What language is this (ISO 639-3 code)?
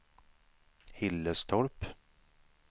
swe